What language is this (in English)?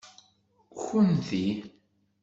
Kabyle